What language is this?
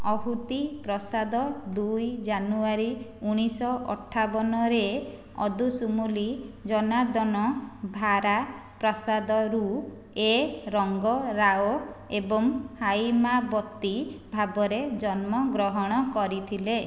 Odia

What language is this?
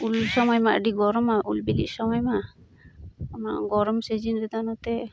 Santali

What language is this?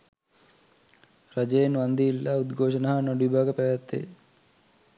Sinhala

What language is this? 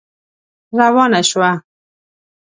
Pashto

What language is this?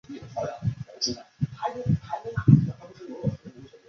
Chinese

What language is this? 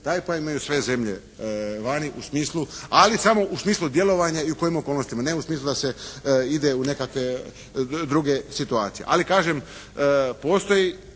Croatian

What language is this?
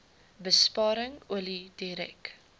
Afrikaans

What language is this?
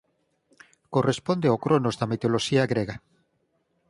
Galician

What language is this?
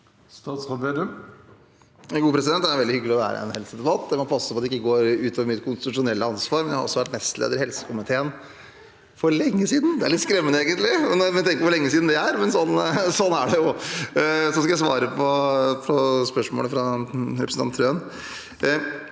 Norwegian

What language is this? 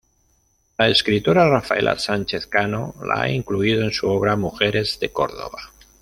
Spanish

